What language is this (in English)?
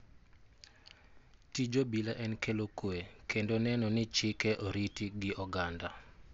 Luo (Kenya and Tanzania)